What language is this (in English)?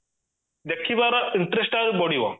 Odia